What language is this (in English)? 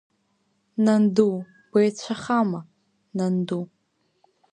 Abkhazian